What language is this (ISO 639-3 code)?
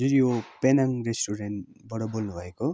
nep